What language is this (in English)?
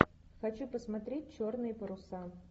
Russian